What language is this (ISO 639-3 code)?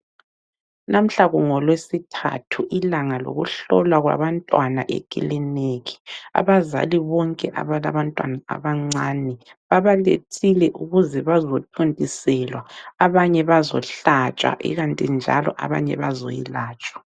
nde